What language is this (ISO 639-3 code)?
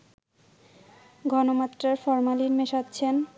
ben